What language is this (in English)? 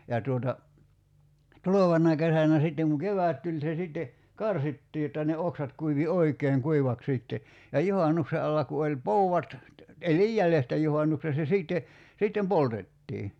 Finnish